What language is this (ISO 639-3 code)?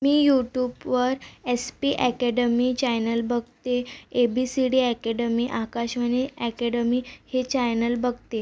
mar